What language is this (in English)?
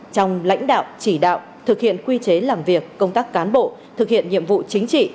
Vietnamese